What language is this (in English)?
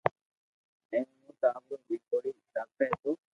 Loarki